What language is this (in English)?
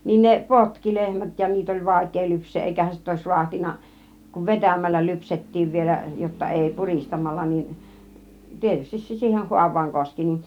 Finnish